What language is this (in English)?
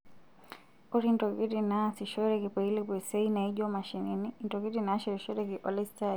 Masai